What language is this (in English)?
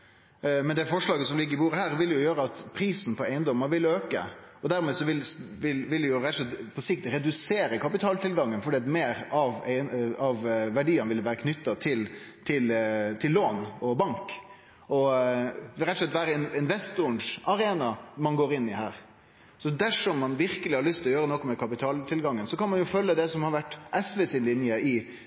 Norwegian Nynorsk